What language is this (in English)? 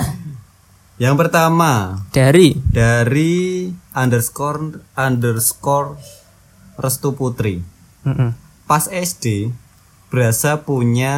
Indonesian